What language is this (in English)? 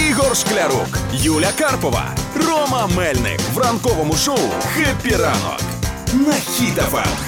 Ukrainian